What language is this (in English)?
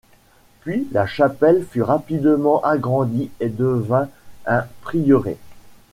French